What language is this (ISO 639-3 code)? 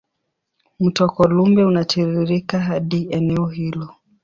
swa